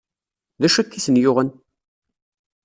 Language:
Kabyle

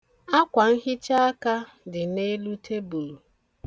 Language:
Igbo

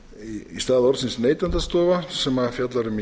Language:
Icelandic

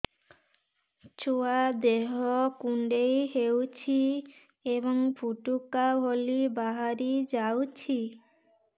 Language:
Odia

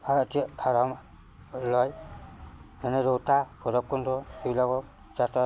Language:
Assamese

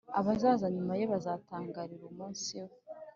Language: Kinyarwanda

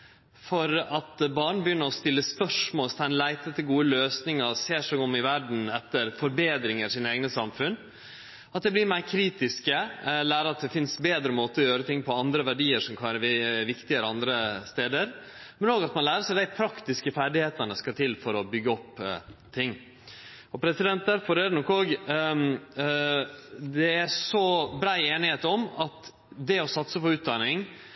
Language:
Norwegian Nynorsk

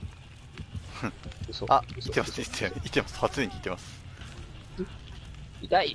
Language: Japanese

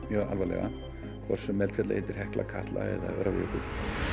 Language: Icelandic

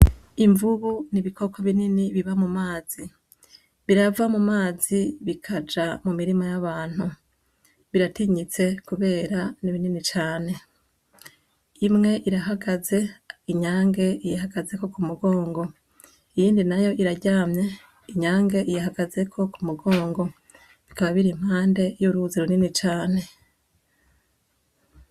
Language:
Rundi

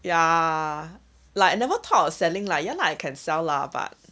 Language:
English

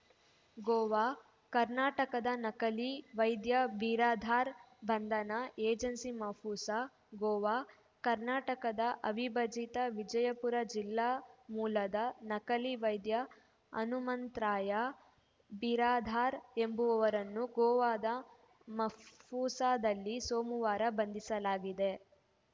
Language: Kannada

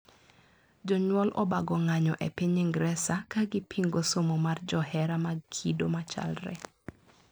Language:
Luo (Kenya and Tanzania)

